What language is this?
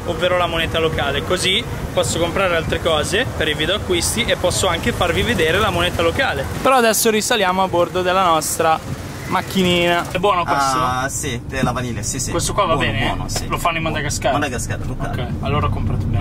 Italian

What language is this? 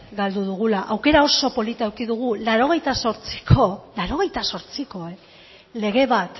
Basque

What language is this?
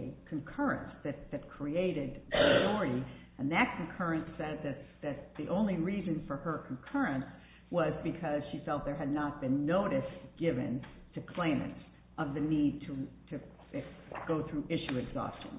English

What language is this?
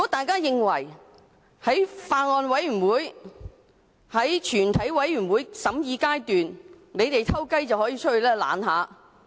Cantonese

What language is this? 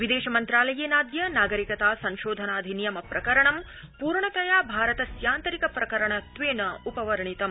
Sanskrit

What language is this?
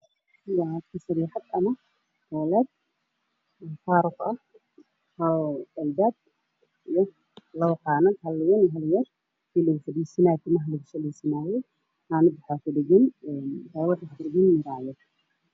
Somali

